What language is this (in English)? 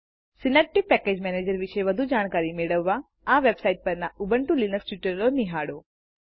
Gujarati